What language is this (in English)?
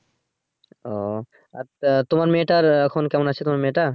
Bangla